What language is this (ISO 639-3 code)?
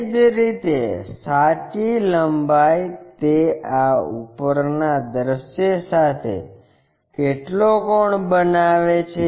guj